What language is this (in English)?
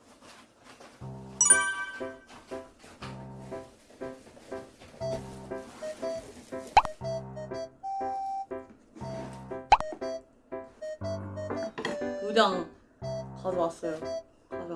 Korean